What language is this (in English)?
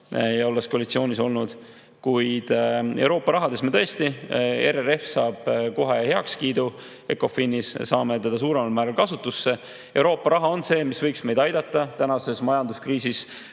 Estonian